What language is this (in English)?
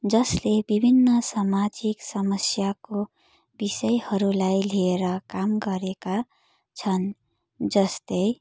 Nepali